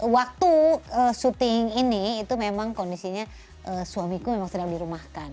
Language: Indonesian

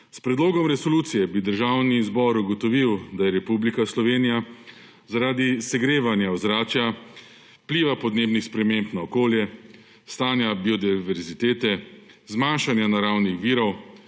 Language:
Slovenian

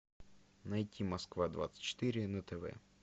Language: Russian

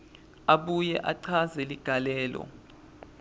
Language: Swati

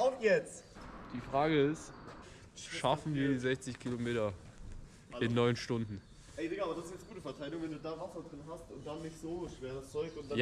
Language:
German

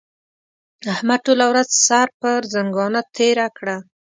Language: Pashto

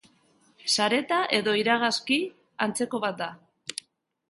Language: Basque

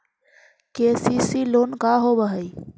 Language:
Magahi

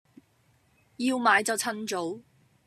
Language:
Cantonese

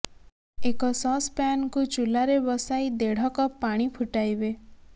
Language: Odia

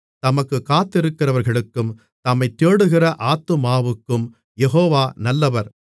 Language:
Tamil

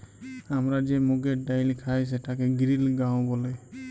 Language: Bangla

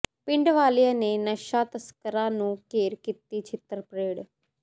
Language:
Punjabi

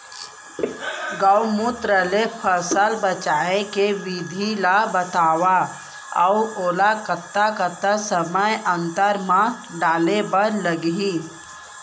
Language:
Chhattisgarhi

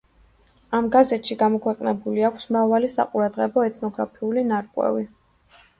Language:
Georgian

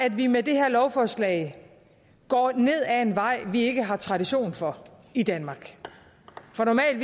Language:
Danish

